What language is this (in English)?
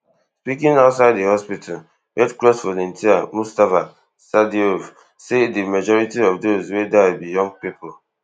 Nigerian Pidgin